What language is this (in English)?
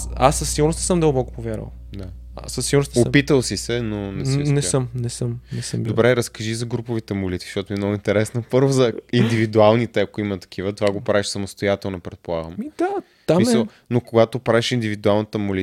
Bulgarian